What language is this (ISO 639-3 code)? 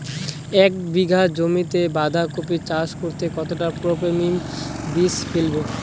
ben